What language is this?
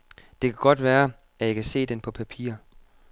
Danish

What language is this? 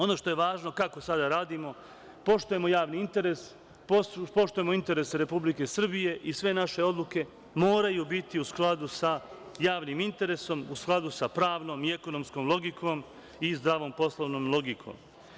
Serbian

